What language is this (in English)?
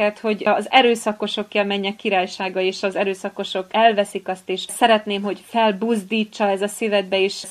Hungarian